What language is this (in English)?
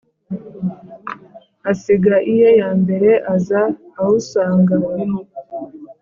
Kinyarwanda